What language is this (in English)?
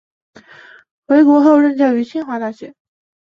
Chinese